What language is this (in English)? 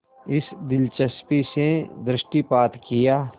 Hindi